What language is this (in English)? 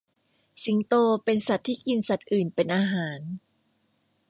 Thai